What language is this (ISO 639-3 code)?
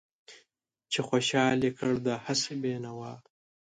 pus